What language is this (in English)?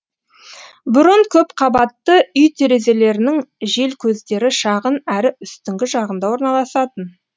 Kazakh